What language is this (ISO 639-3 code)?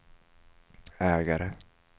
swe